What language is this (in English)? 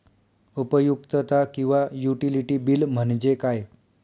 Marathi